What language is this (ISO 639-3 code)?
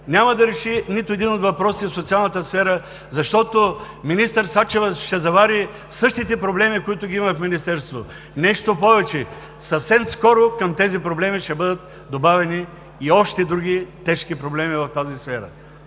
bul